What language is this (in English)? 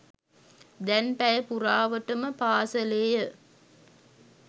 Sinhala